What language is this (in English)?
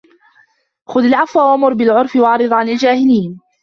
Arabic